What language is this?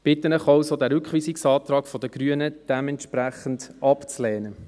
Swiss German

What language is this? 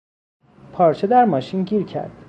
Persian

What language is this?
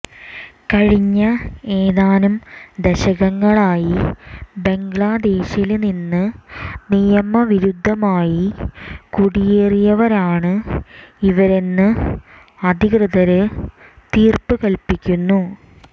Malayalam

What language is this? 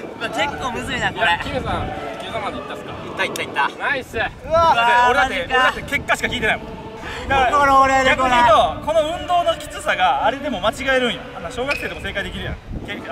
Japanese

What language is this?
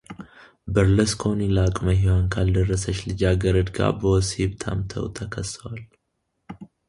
Amharic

